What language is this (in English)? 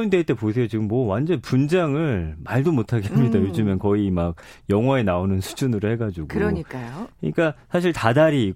Korean